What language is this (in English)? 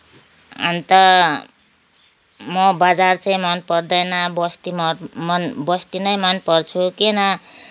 Nepali